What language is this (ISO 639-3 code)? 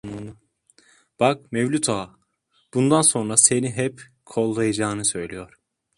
tur